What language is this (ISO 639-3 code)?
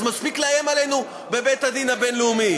heb